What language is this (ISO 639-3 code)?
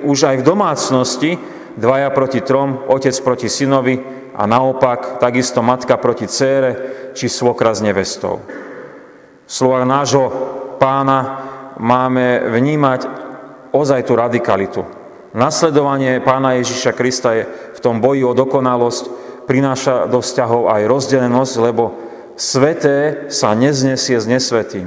slk